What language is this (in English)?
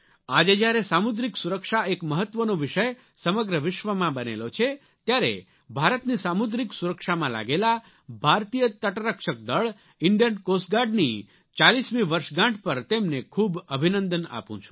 Gujarati